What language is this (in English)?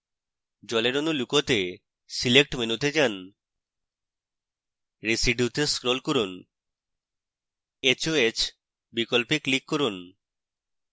Bangla